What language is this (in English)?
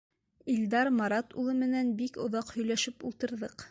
Bashkir